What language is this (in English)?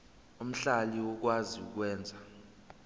Zulu